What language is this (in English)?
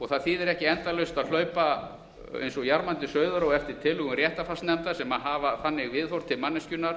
Icelandic